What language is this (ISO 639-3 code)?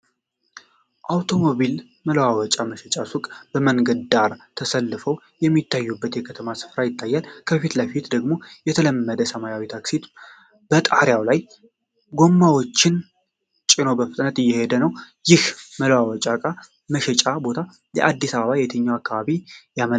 amh